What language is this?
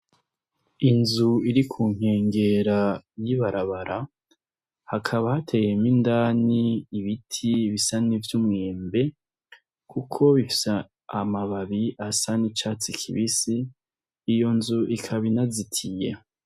Rundi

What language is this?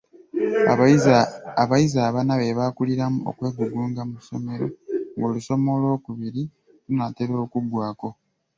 Ganda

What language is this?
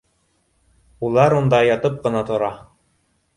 Bashkir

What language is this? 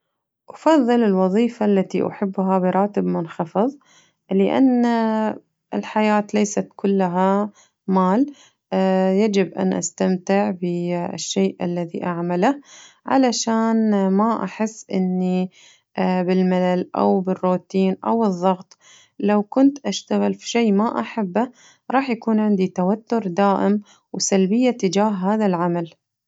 Najdi Arabic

